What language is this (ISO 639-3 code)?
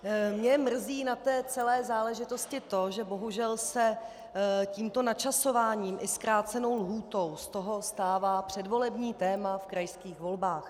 ces